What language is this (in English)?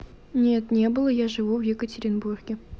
Russian